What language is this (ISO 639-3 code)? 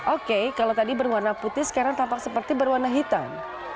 ind